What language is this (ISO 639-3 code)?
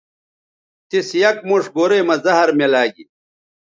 btv